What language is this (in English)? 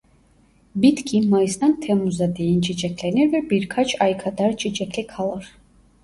Turkish